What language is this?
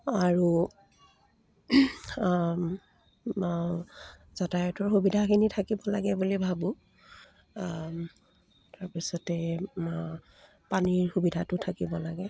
Assamese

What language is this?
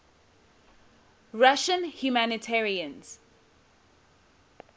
English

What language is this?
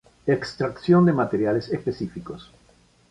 Spanish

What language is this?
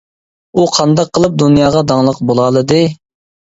Uyghur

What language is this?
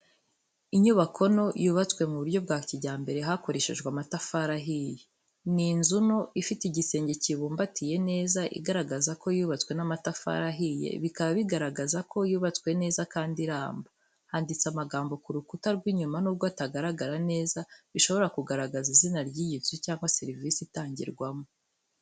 Kinyarwanda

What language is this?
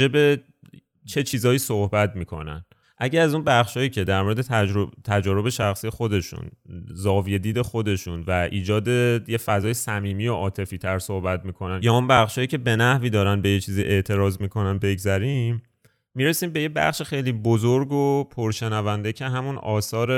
Persian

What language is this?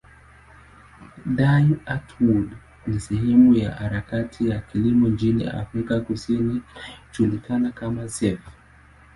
Swahili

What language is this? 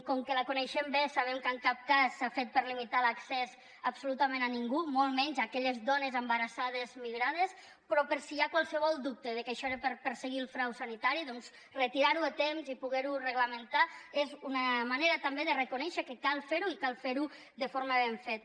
Catalan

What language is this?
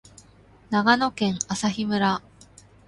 Japanese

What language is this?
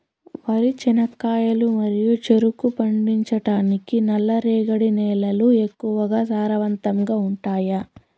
Telugu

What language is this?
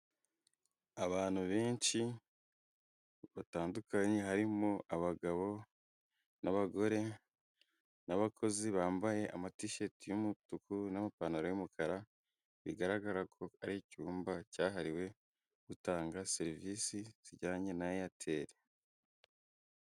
Kinyarwanda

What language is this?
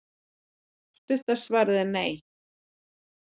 Icelandic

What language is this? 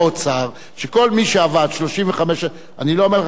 Hebrew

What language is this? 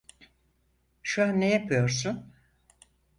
Turkish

